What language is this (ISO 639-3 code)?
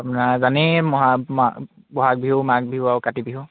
asm